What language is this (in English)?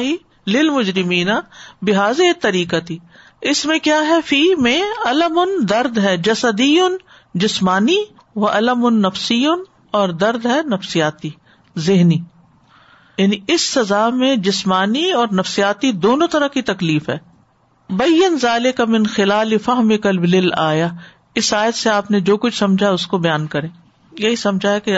Urdu